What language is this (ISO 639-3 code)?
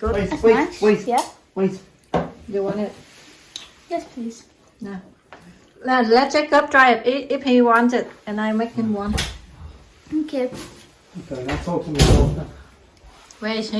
vie